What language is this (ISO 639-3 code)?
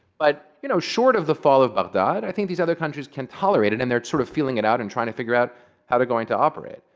eng